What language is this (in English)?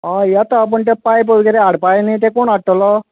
Konkani